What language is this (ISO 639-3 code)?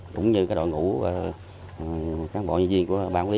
vie